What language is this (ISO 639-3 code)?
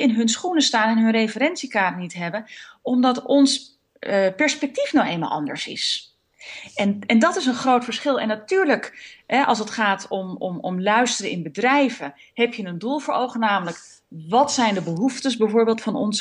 nld